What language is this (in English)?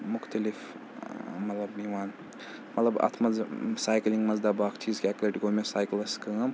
Kashmiri